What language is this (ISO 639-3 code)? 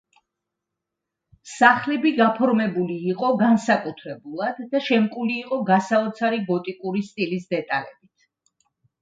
kat